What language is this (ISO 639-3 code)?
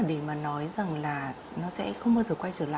vie